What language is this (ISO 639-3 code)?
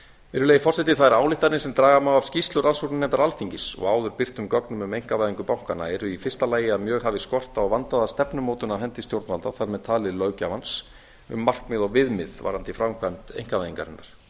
isl